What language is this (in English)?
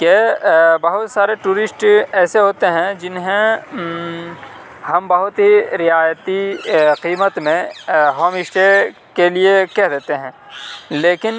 Urdu